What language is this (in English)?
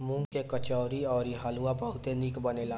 Bhojpuri